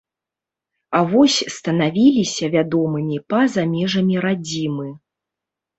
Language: Belarusian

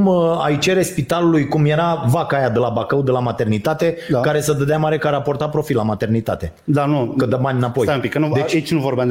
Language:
Romanian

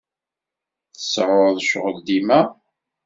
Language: Kabyle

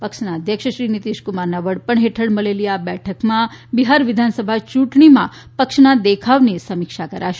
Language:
Gujarati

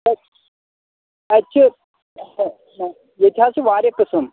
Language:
Kashmiri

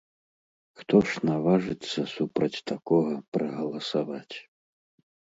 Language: Belarusian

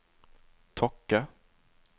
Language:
Norwegian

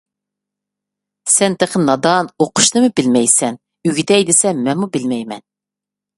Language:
Uyghur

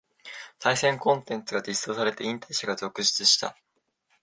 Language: Japanese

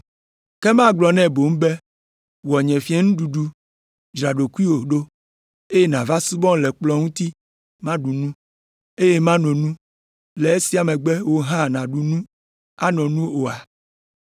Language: Ewe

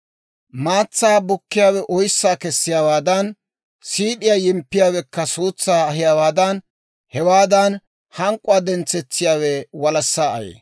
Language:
Dawro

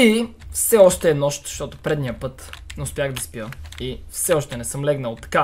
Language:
Bulgarian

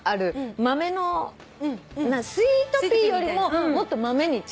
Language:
Japanese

